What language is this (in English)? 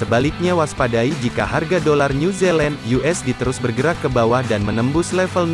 Indonesian